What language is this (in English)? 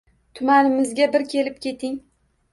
Uzbek